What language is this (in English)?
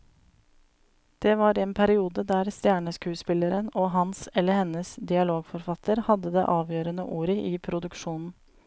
Norwegian